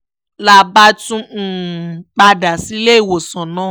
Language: Yoruba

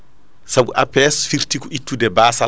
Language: Fula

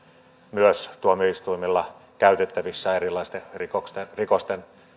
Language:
Finnish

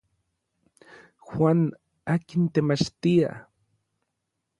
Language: Orizaba Nahuatl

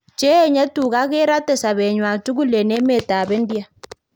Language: Kalenjin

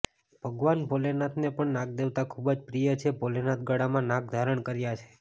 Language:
Gujarati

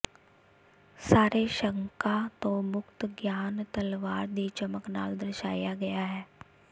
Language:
Punjabi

